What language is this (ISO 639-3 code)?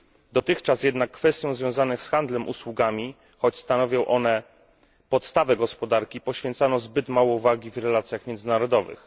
pol